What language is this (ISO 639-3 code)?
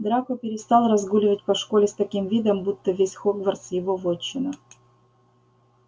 rus